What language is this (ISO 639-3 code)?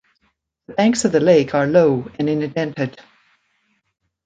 eng